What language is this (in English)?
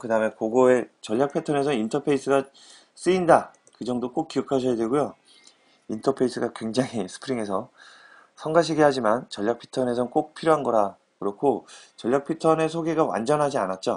Korean